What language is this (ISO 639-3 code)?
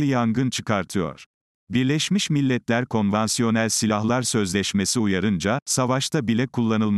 tur